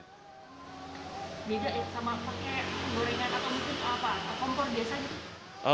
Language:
Indonesian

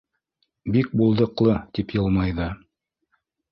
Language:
Bashkir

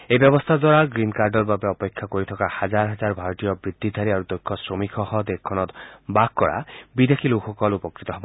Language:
Assamese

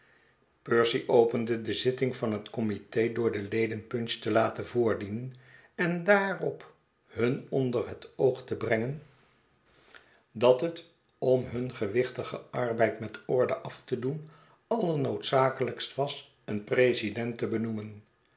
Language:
Dutch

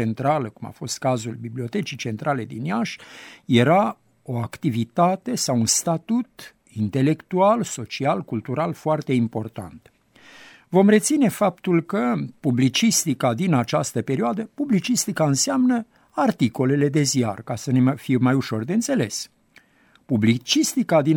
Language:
Romanian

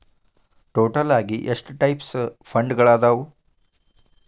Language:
Kannada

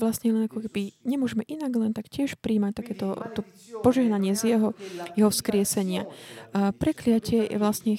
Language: Slovak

